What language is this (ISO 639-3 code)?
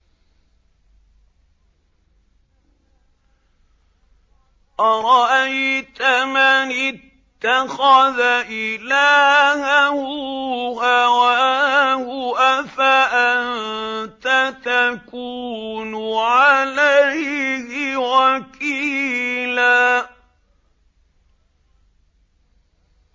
ara